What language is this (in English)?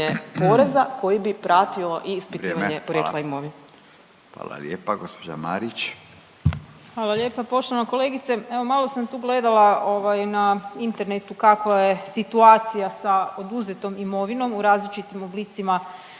Croatian